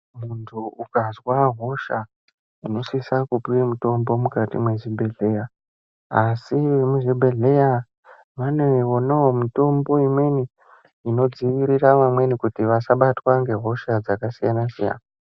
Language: Ndau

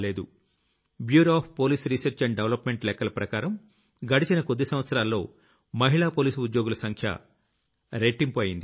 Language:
Telugu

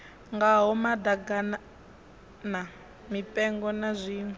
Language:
Venda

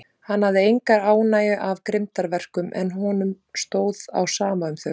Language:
Icelandic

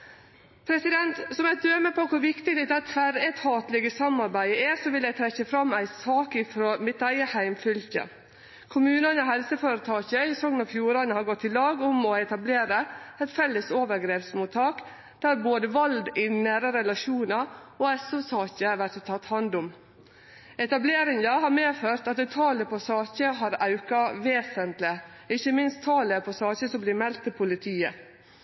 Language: Norwegian Nynorsk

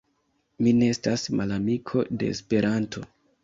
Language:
Esperanto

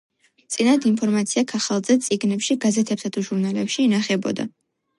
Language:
Georgian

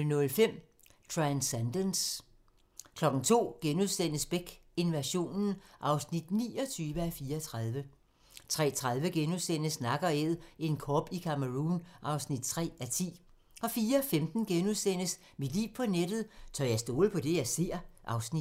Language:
Danish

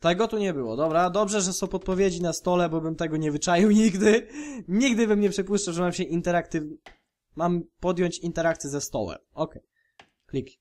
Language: Polish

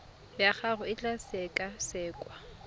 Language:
Tswana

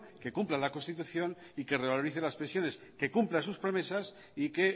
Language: Spanish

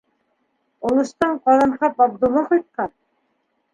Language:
Bashkir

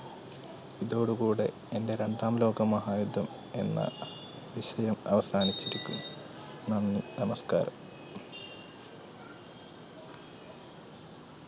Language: Malayalam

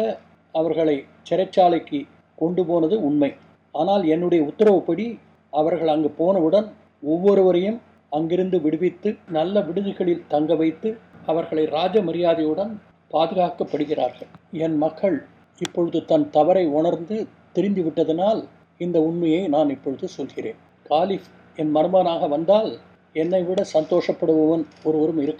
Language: Tamil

